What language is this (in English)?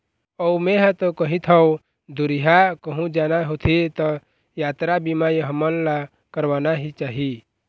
Chhattisgarhi